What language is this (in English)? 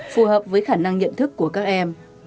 Vietnamese